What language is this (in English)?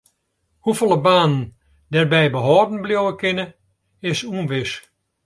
Western Frisian